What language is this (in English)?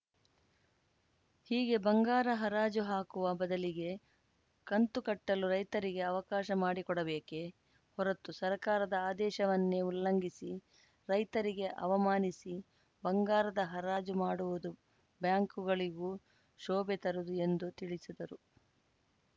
Kannada